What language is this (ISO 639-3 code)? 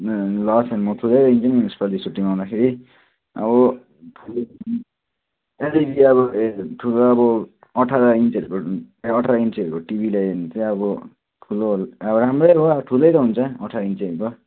nep